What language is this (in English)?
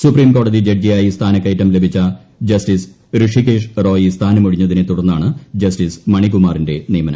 Malayalam